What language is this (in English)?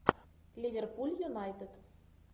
Russian